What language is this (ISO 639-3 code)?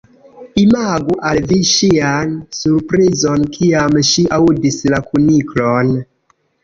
epo